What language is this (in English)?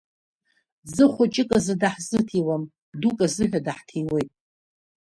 Abkhazian